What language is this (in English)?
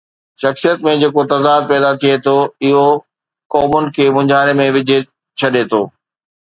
Sindhi